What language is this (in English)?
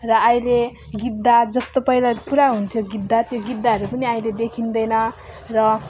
Nepali